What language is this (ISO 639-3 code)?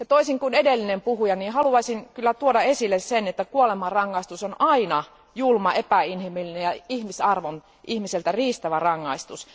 fin